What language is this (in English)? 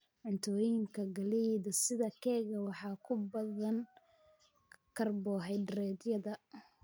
Somali